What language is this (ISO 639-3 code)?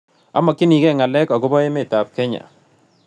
kln